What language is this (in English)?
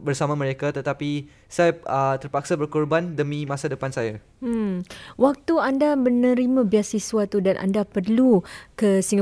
Malay